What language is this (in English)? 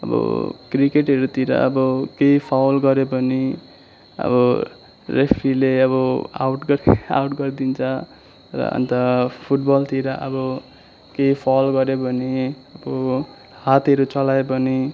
Nepali